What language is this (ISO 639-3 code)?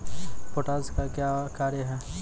mai